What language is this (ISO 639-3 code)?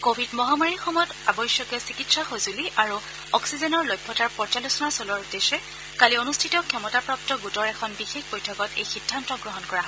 asm